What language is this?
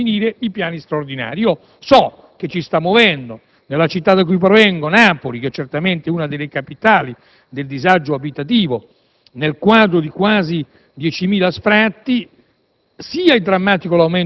Italian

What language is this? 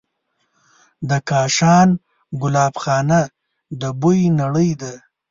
Pashto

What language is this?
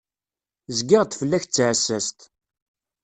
Kabyle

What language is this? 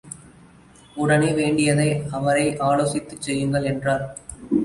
Tamil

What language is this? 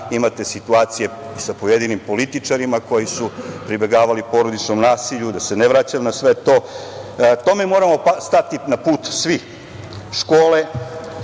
Serbian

